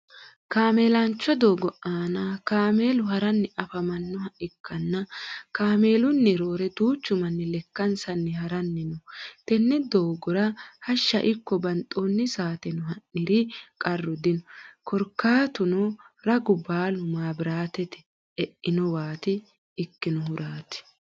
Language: Sidamo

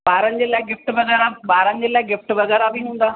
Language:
Sindhi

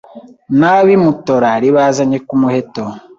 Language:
Kinyarwanda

